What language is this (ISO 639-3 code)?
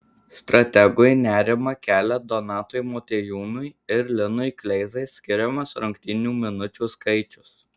lit